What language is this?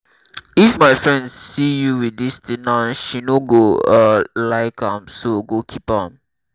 Nigerian Pidgin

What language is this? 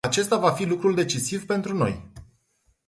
Romanian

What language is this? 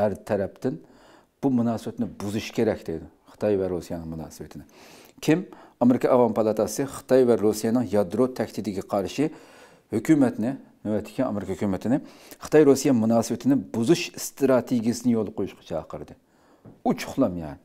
Turkish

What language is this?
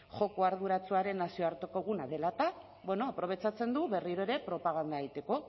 Basque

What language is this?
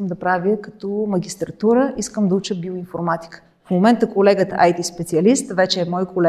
Bulgarian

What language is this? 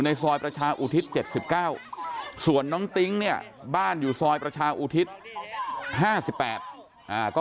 Thai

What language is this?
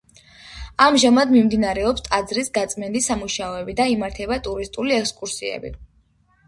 Georgian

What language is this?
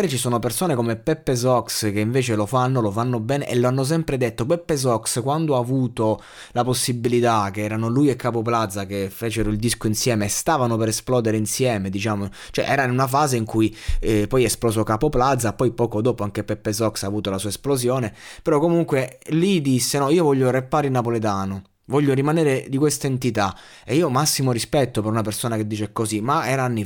Italian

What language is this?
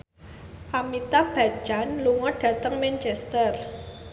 Javanese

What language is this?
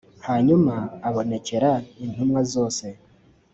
Kinyarwanda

